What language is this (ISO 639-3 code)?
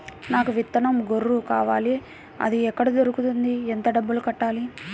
tel